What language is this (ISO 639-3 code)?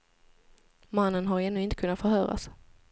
swe